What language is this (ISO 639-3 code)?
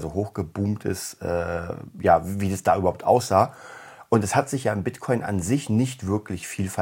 deu